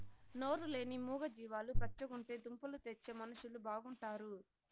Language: Telugu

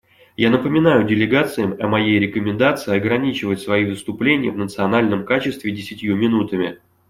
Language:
Russian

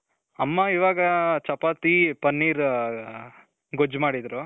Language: Kannada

